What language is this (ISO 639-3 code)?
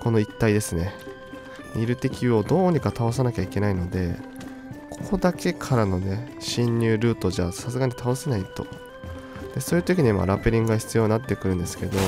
jpn